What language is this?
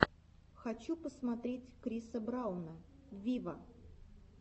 Russian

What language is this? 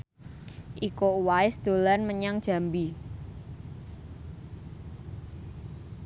Javanese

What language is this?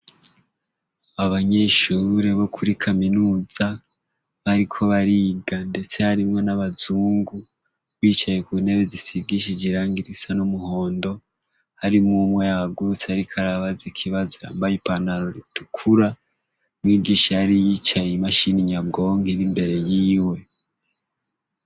Rundi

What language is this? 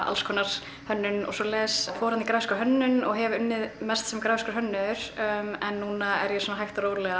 Icelandic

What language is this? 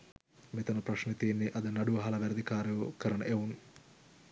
Sinhala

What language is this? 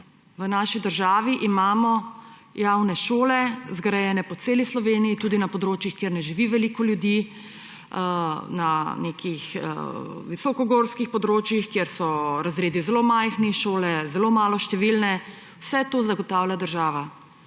Slovenian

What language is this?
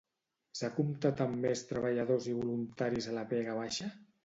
Catalan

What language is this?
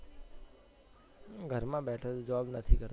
Gujarati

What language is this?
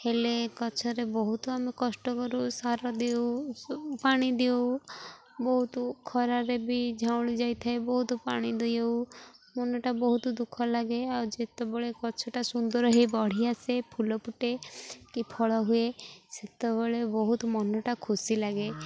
Odia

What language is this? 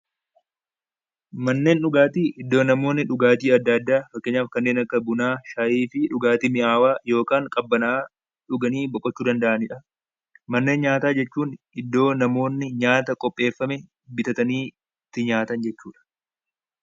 Oromo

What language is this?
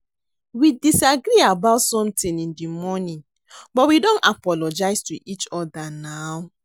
Nigerian Pidgin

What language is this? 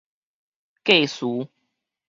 Min Nan Chinese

